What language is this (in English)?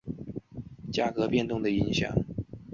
Chinese